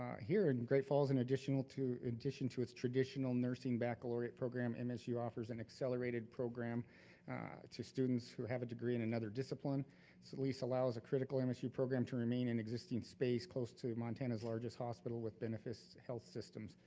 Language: English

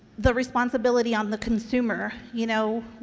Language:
English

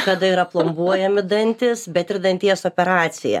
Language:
Lithuanian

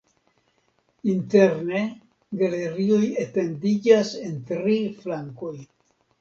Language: Esperanto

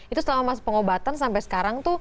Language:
Indonesian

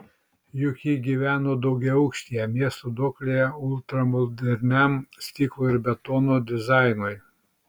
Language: Lithuanian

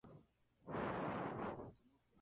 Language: Spanish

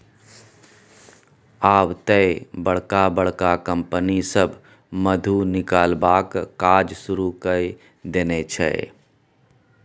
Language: Maithili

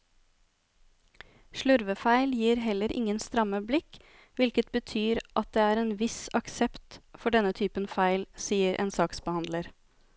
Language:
Norwegian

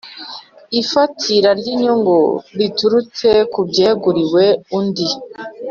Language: Kinyarwanda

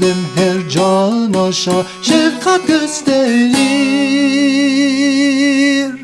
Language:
Turkish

